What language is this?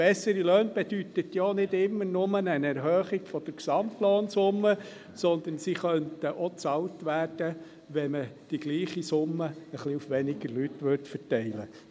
Swiss German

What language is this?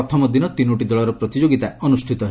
Odia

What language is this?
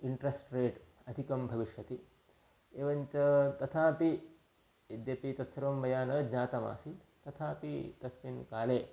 Sanskrit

